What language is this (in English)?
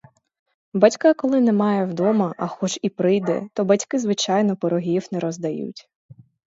Ukrainian